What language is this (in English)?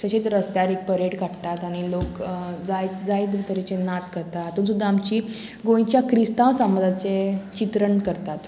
Konkani